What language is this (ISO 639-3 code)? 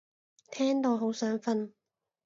yue